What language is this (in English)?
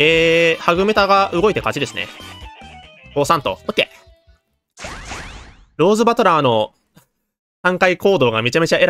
Japanese